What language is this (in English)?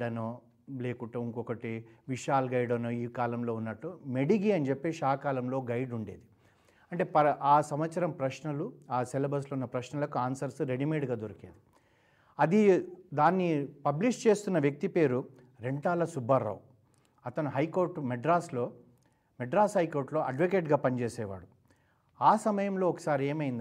Telugu